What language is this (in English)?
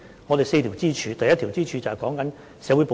Cantonese